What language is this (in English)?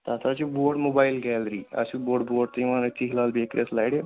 Kashmiri